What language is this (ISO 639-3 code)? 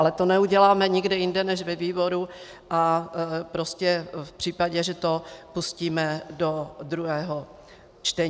ces